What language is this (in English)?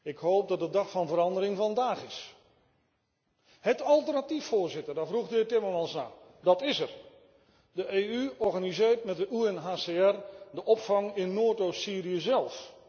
Dutch